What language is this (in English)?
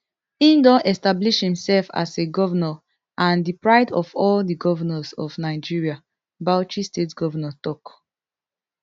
Nigerian Pidgin